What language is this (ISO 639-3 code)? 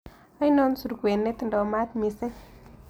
kln